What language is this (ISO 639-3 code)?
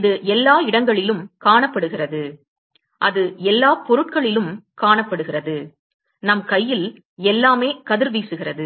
tam